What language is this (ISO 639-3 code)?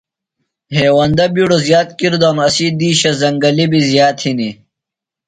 phl